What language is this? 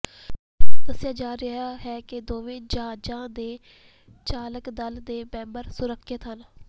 Punjabi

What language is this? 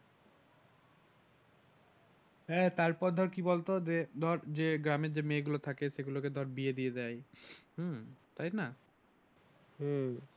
Bangla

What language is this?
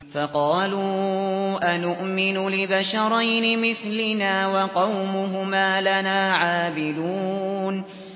Arabic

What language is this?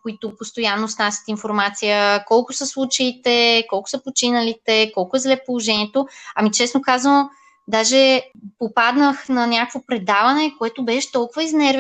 Bulgarian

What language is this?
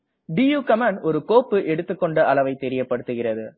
Tamil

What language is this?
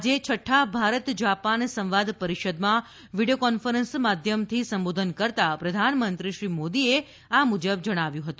Gujarati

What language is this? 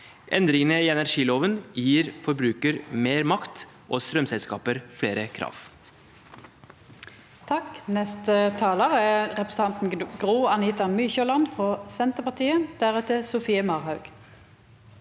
Norwegian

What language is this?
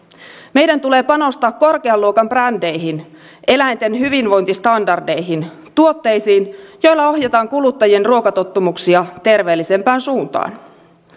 Finnish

